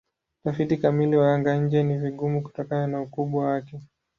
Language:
Swahili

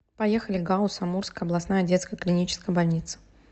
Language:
Russian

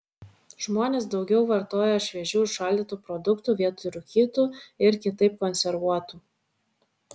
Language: Lithuanian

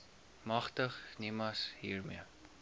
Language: Afrikaans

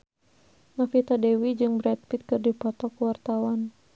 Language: Sundanese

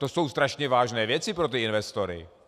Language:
Czech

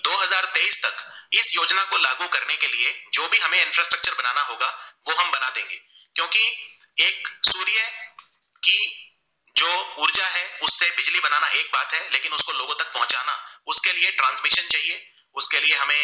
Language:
Gujarati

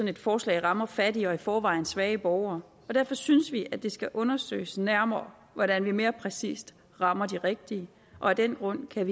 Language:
Danish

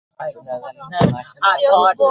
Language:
Urdu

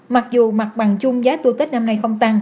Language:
Vietnamese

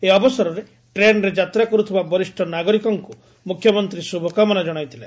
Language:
Odia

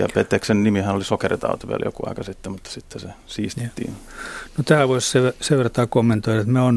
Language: Finnish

